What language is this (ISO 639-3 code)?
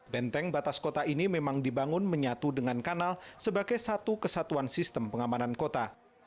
ind